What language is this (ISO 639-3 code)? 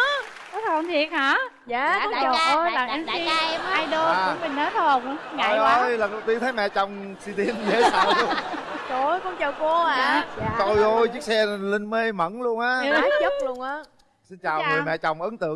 vie